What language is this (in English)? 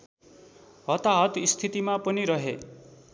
Nepali